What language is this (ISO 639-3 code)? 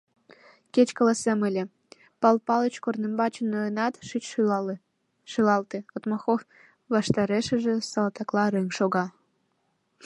chm